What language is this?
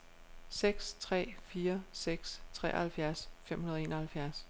Danish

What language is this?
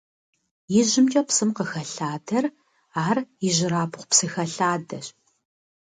Kabardian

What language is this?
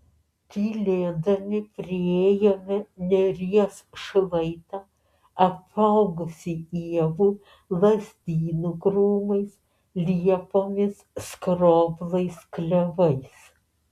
Lithuanian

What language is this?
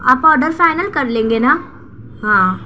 Urdu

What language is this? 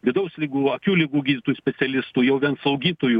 Lithuanian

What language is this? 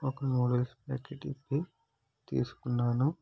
Telugu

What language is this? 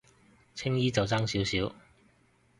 Cantonese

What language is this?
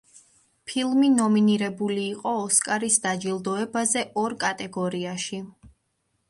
Georgian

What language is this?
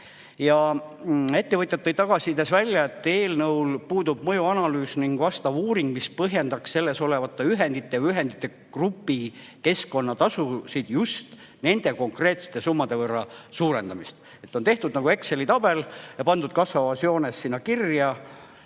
Estonian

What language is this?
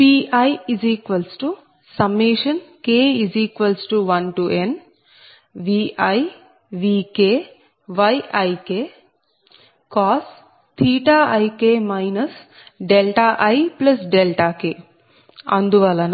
Telugu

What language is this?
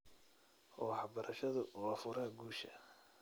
Somali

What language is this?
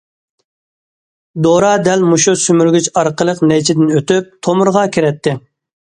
Uyghur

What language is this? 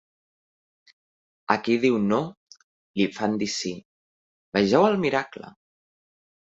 Catalan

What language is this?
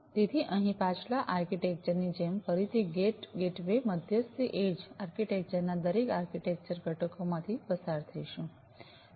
Gujarati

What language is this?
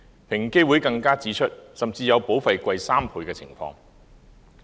Cantonese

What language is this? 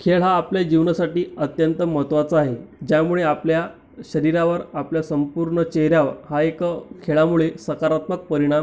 Marathi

